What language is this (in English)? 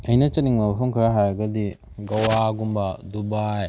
Manipuri